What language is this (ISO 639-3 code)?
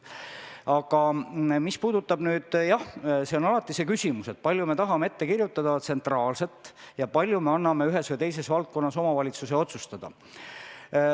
est